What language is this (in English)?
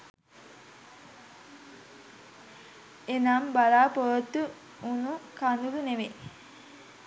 Sinhala